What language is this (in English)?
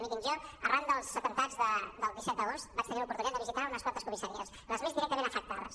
Catalan